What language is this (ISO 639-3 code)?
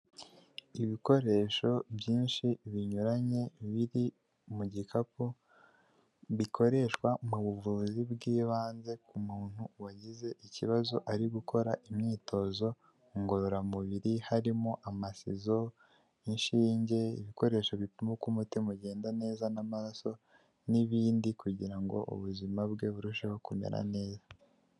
kin